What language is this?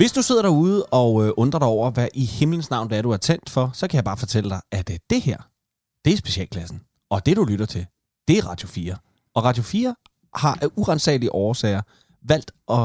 Danish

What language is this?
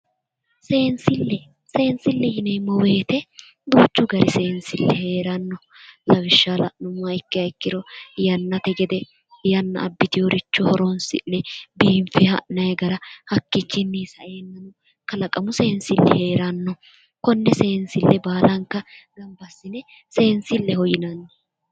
Sidamo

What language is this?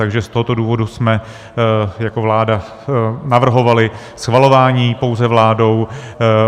Czech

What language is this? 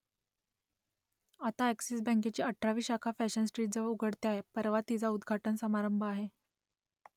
Marathi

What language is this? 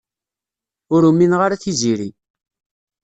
Kabyle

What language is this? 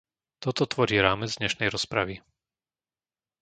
Slovak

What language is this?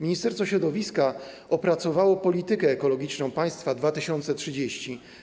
Polish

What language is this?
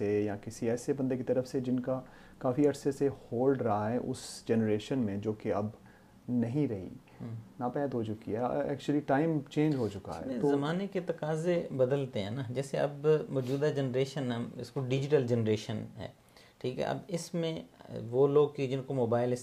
Urdu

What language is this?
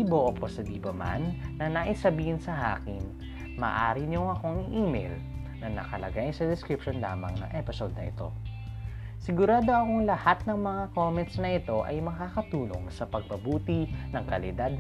Filipino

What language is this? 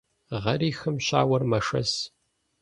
Kabardian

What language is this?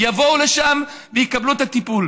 Hebrew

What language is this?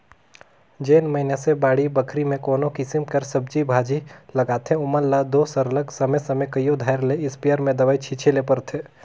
Chhattisgarhi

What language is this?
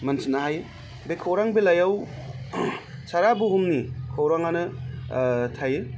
Bodo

